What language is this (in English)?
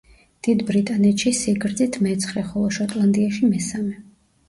Georgian